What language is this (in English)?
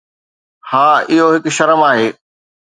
Sindhi